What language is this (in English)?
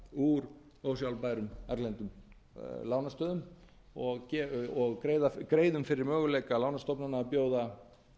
Icelandic